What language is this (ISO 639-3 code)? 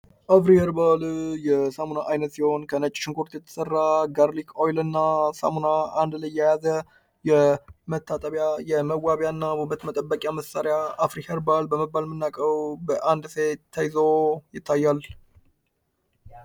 amh